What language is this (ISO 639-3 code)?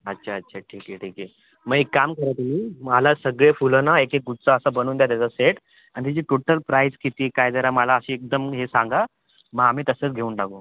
mar